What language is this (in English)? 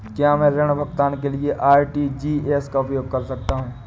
Hindi